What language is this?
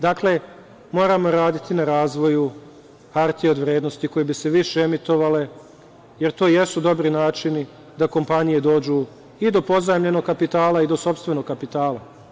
Serbian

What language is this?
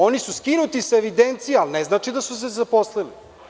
Serbian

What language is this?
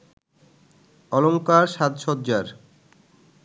Bangla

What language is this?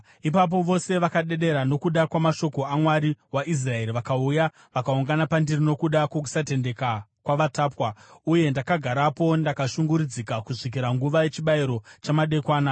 Shona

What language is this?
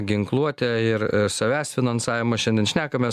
Lithuanian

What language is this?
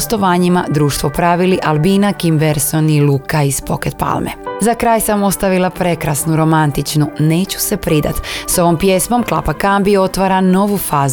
Croatian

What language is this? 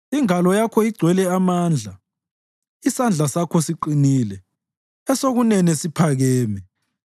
North Ndebele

